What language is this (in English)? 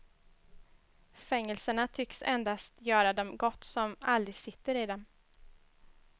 Swedish